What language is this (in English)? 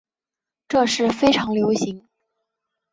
Chinese